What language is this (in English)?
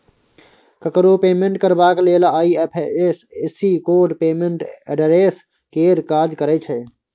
Maithili